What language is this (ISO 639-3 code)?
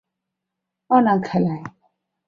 zho